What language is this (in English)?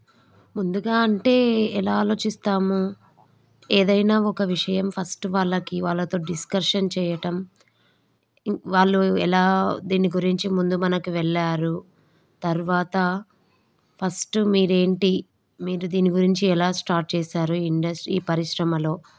Telugu